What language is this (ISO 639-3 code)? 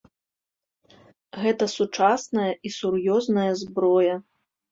bel